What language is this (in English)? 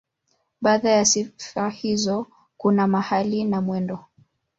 Swahili